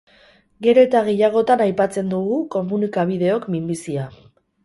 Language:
Basque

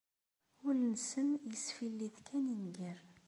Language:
Kabyle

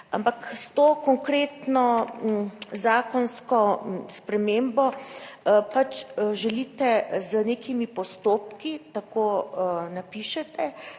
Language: Slovenian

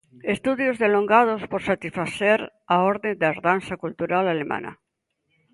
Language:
Galician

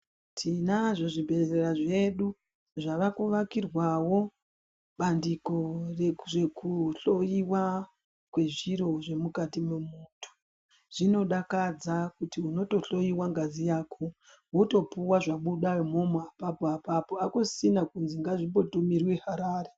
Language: Ndau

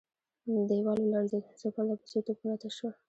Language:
Pashto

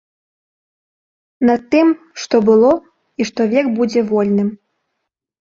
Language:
Belarusian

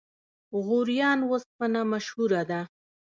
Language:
Pashto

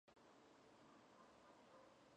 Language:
Georgian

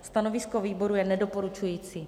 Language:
Czech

